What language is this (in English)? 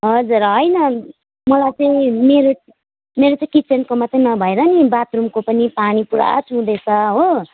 Nepali